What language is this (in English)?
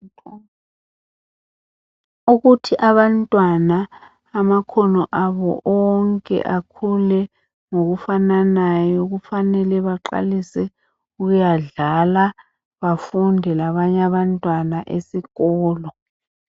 North Ndebele